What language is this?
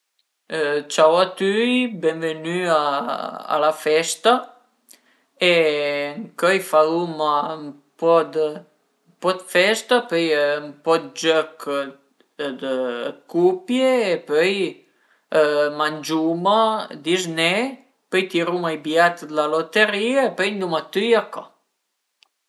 Piedmontese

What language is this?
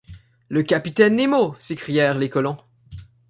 French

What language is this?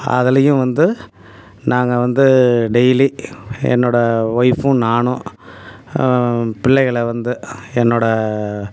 Tamil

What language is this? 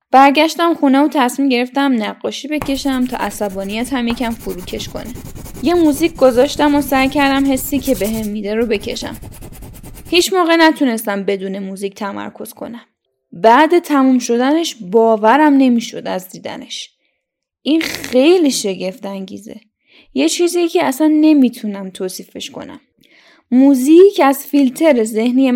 Persian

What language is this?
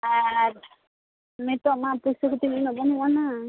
Santali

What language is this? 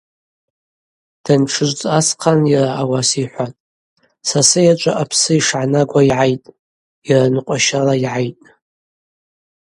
Abaza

